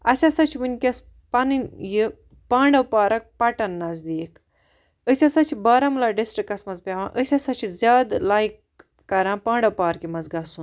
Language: Kashmiri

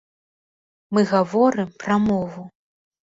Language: Belarusian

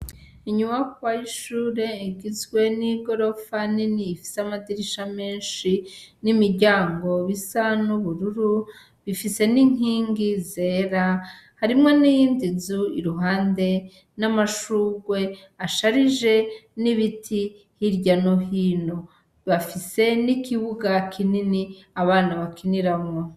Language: Rundi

